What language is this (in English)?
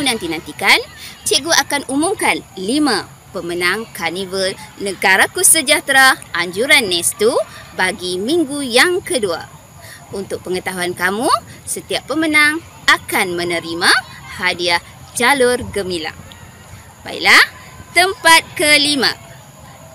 Malay